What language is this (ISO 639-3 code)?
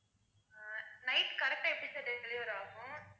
tam